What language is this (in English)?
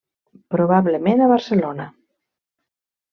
Catalan